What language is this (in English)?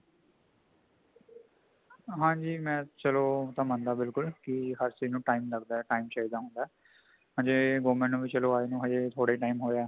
Punjabi